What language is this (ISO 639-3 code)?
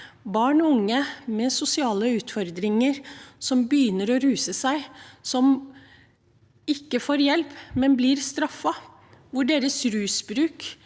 nor